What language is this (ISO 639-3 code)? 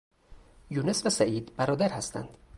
fas